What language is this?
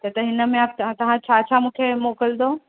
Sindhi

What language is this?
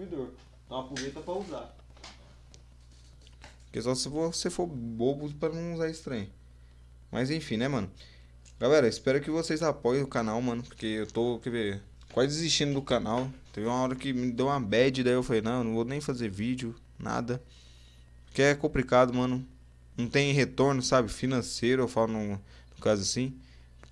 Portuguese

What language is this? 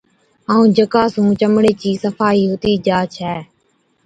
Od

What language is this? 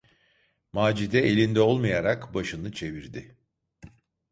Turkish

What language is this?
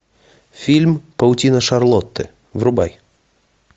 Russian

